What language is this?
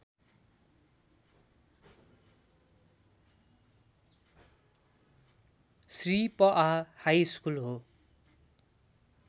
Nepali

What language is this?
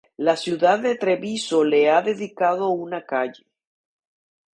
Spanish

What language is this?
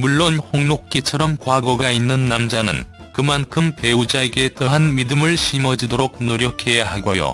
Korean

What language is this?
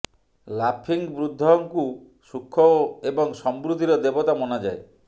Odia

